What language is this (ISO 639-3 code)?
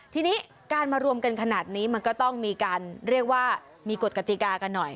tha